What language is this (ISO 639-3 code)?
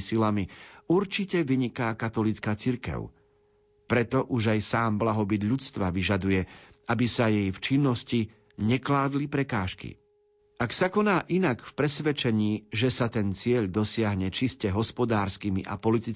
slk